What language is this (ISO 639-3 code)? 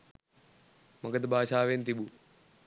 sin